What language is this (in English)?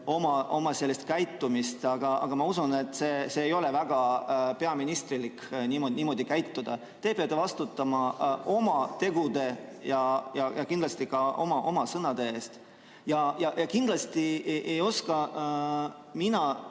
Estonian